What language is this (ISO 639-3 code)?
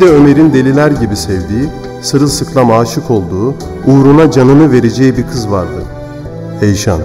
tur